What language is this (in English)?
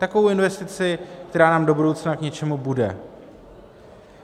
Czech